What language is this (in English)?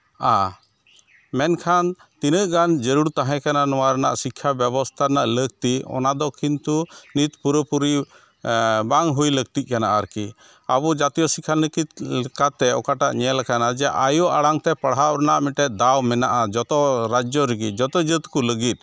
Santali